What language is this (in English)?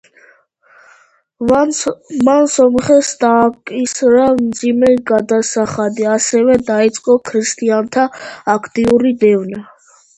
Georgian